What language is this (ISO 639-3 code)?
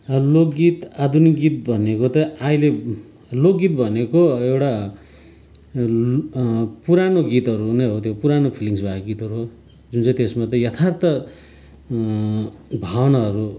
nep